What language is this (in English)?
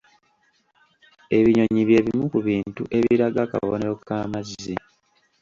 Ganda